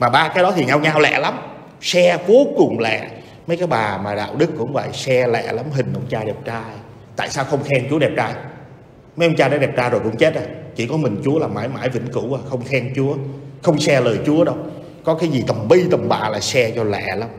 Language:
Vietnamese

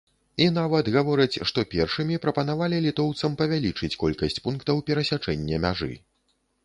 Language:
Belarusian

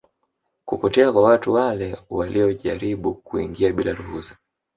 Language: Swahili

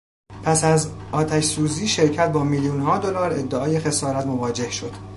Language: Persian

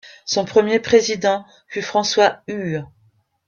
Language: French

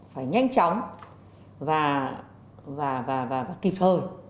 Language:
Vietnamese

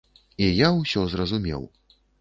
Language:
Belarusian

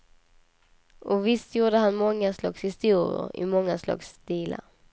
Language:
Swedish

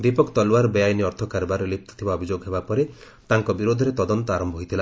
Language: Odia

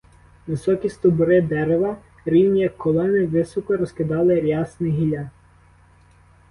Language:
Ukrainian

